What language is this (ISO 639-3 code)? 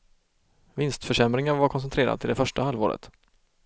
swe